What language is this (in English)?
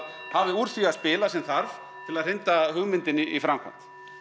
Icelandic